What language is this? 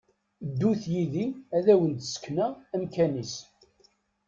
Kabyle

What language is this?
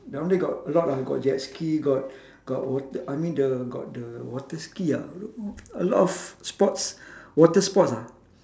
English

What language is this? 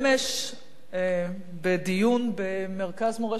Hebrew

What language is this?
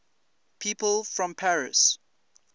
English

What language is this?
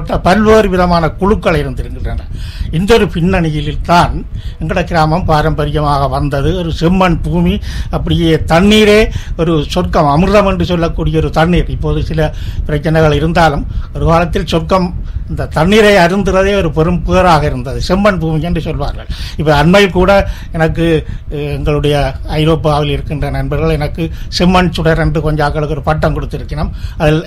Tamil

